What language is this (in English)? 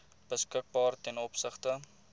Afrikaans